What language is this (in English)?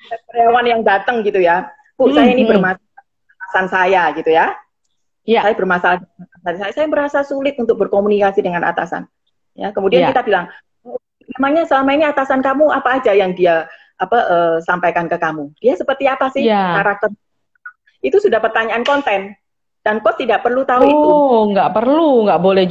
Indonesian